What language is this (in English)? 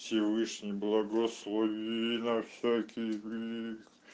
Russian